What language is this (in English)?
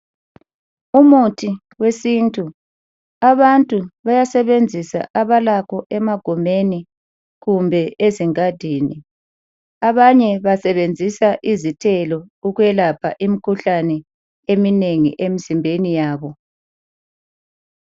North Ndebele